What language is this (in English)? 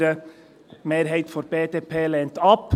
Swiss German